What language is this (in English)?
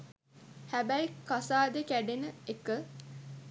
Sinhala